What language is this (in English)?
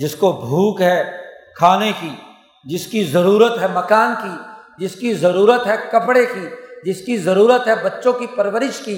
Urdu